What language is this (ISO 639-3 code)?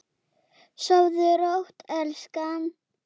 isl